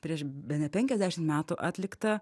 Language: Lithuanian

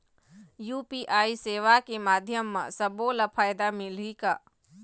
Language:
Chhattisgarhi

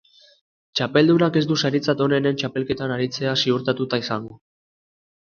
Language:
Basque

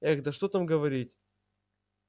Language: Russian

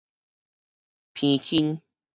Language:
Min Nan Chinese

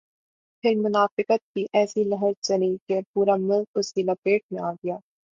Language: Urdu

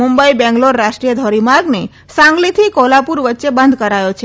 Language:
Gujarati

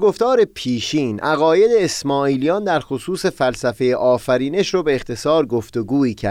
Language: Persian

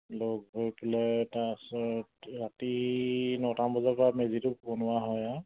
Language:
Assamese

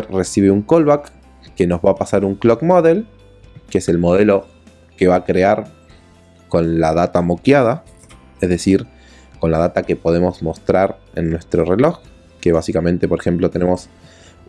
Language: Spanish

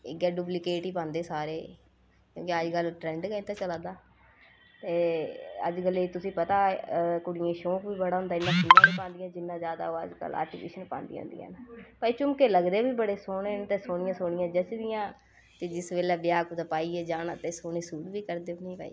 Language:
Dogri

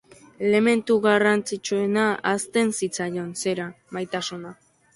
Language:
Basque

